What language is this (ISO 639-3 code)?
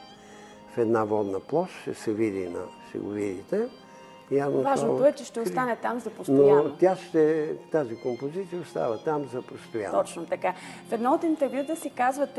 bul